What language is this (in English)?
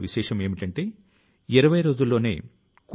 Telugu